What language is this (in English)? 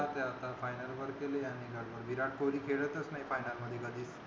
Marathi